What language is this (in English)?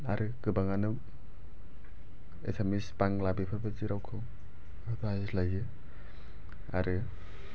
Bodo